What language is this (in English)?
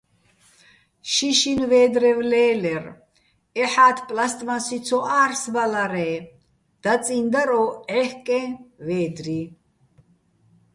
Bats